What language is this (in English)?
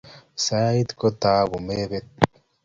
Kalenjin